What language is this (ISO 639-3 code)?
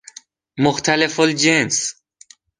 fas